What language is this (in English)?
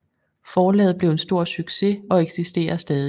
Danish